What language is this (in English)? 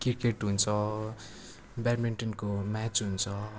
Nepali